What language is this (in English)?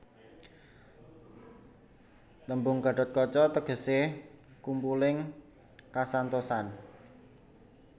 Javanese